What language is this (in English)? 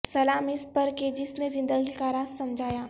Urdu